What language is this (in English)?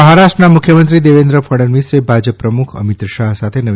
Gujarati